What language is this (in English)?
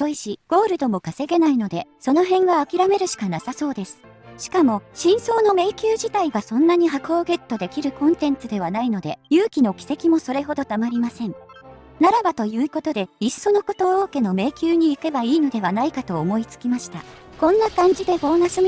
Japanese